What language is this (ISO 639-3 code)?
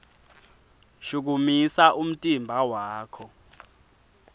ssw